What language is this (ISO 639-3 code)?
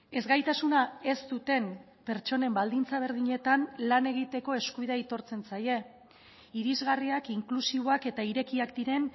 eus